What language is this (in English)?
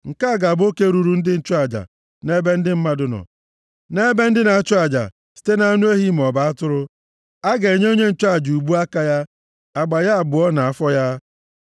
Igbo